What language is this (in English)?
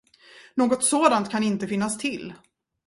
Swedish